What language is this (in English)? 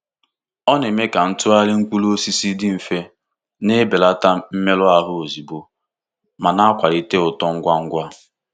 Igbo